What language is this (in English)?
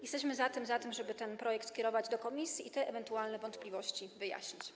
Polish